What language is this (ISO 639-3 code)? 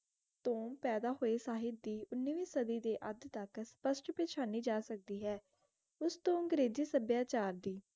pan